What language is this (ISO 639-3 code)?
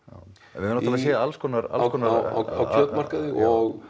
isl